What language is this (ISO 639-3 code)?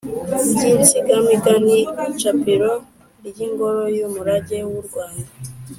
kin